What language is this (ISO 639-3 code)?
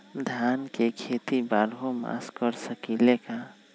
mag